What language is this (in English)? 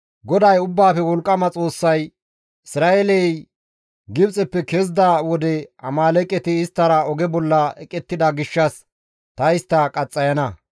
Gamo